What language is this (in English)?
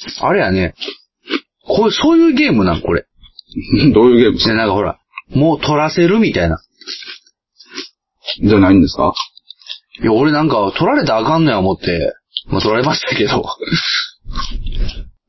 Japanese